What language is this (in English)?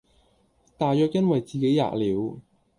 Cantonese